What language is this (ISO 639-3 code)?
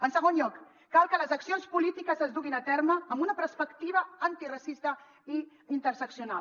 cat